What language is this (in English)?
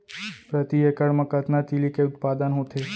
Chhattisgarhi